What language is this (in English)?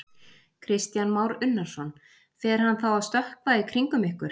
Icelandic